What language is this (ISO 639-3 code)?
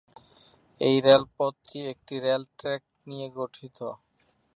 ben